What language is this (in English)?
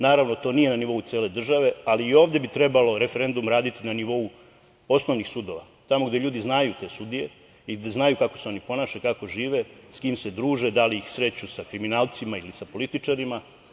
Serbian